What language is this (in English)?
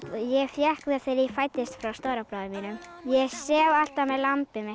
Icelandic